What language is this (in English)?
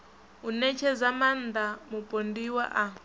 Venda